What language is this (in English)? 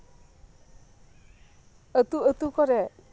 Santali